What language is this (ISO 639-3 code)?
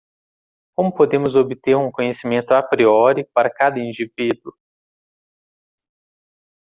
por